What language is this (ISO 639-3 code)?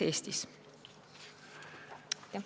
est